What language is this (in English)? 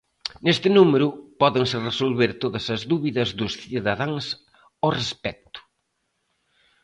Galician